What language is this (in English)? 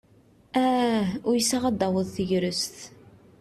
Kabyle